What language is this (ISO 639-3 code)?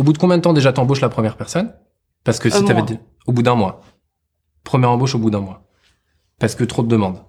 fra